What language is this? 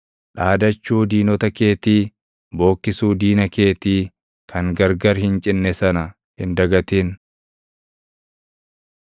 Oromo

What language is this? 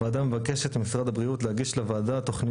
Hebrew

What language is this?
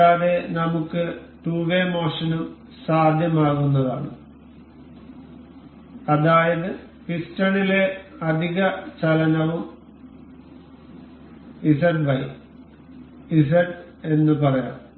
Malayalam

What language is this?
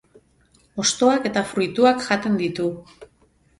Basque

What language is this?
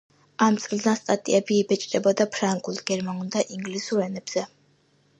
Georgian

